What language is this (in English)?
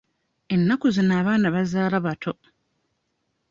Ganda